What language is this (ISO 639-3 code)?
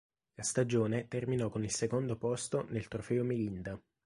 ita